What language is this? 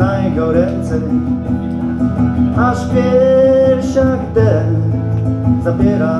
Polish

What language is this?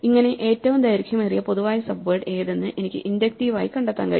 Malayalam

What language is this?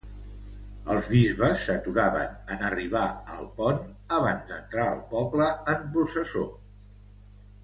Catalan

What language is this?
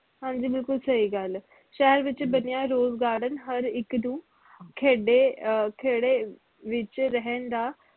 Punjabi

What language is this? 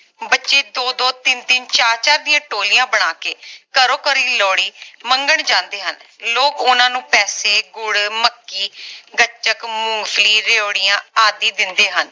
Punjabi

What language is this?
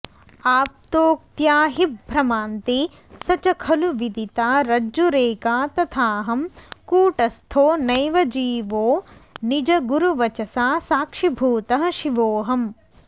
Sanskrit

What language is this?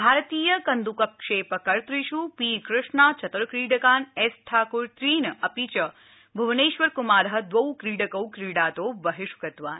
Sanskrit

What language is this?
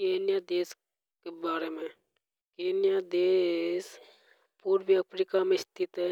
Hadothi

